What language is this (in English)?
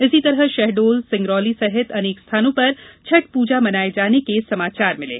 Hindi